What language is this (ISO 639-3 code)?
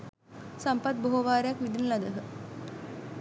sin